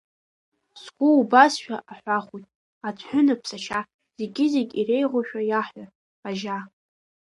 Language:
Abkhazian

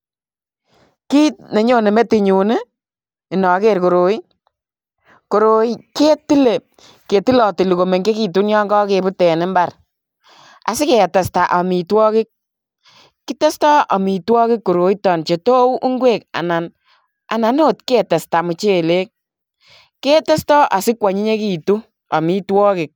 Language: Kalenjin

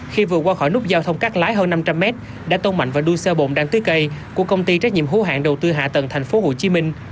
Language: Vietnamese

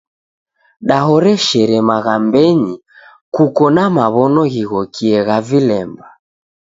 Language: Taita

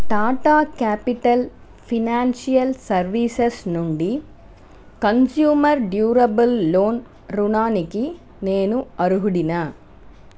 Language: Telugu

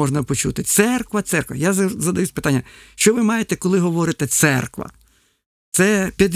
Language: Ukrainian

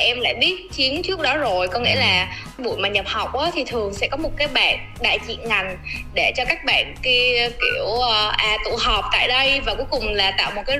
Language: Vietnamese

